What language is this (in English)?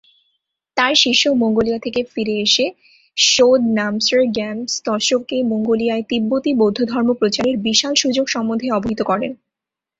Bangla